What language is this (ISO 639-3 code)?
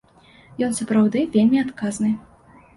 bel